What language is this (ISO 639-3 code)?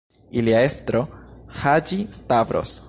epo